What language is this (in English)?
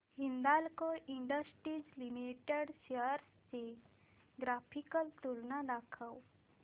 Marathi